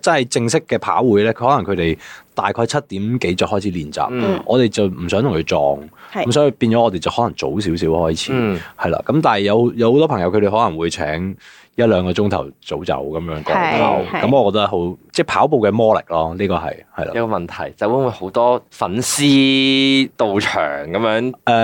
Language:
Chinese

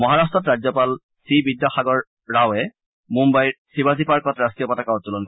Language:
Assamese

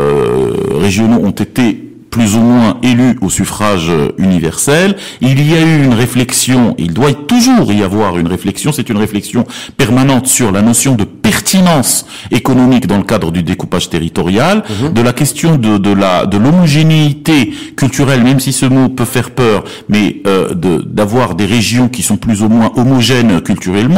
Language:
French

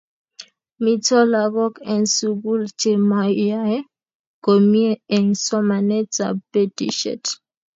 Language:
Kalenjin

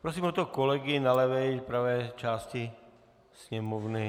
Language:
Czech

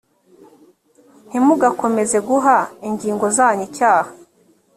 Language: Kinyarwanda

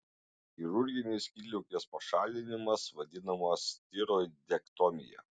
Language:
Lithuanian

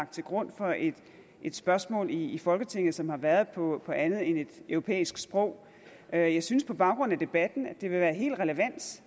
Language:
Danish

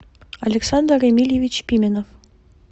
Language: Russian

